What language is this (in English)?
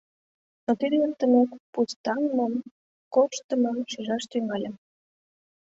Mari